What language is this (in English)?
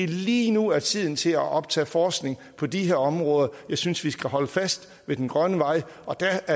Danish